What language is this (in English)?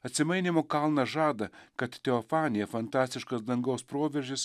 Lithuanian